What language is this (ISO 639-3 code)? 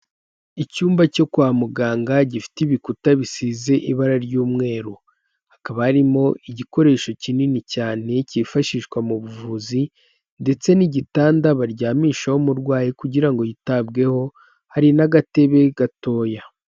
kin